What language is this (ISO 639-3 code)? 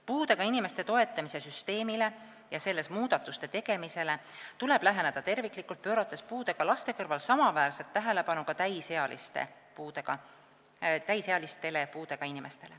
est